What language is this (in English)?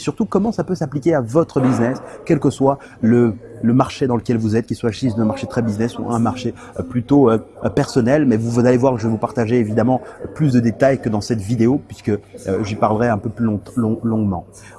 French